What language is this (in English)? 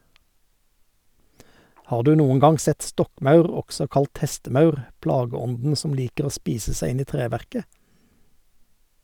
Norwegian